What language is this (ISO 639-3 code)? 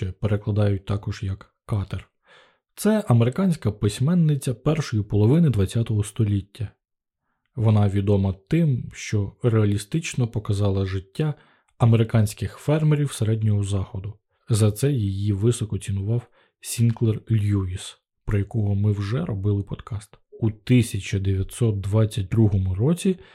ukr